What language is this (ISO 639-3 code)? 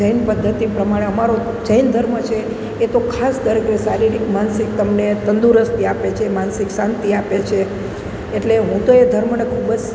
guj